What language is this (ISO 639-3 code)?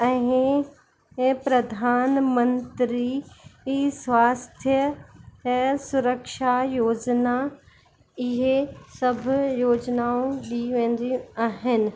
snd